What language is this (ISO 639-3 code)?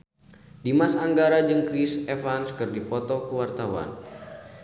sun